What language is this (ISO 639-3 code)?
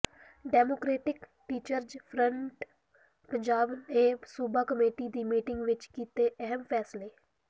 pan